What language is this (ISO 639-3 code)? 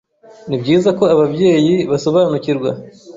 kin